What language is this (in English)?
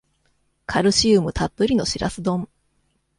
Japanese